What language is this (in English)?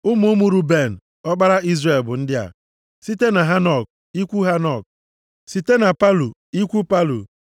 Igbo